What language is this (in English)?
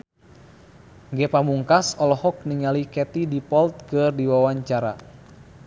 Sundanese